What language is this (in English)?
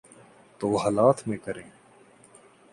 Urdu